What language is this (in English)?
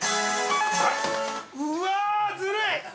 Japanese